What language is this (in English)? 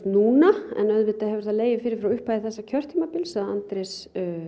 Icelandic